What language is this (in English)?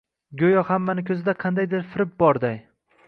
Uzbek